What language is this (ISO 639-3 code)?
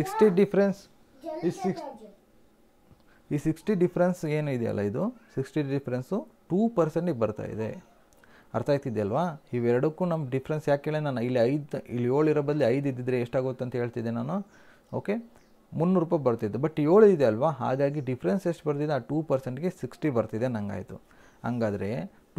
kan